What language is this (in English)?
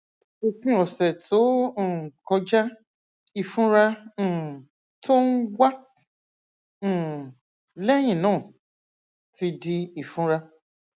Yoruba